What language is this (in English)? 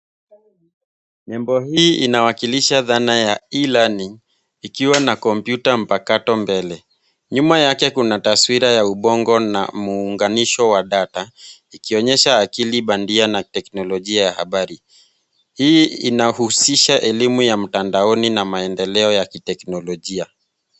Swahili